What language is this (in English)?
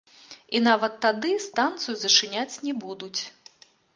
Belarusian